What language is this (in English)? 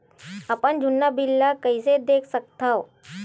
Chhattisgarhi